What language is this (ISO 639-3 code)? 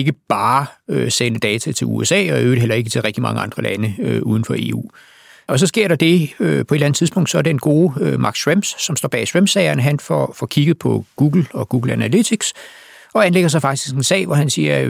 dan